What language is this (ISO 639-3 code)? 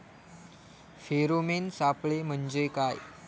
mar